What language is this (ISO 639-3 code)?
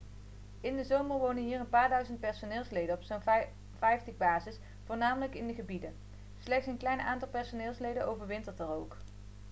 nld